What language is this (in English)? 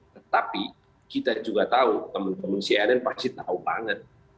Indonesian